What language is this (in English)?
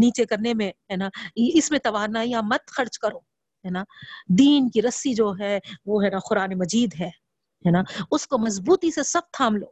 Urdu